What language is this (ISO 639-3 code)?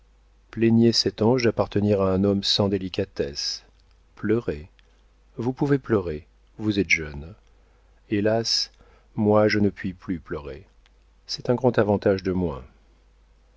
fra